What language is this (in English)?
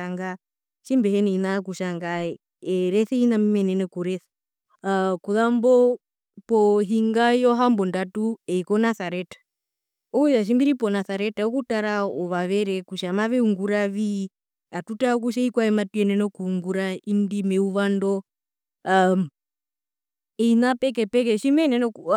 Herero